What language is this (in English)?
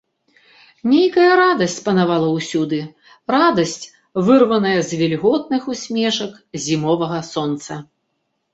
Belarusian